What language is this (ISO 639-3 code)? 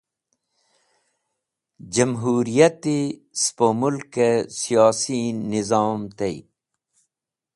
wbl